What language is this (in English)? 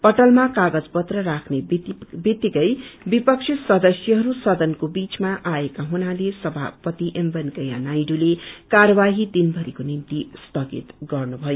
Nepali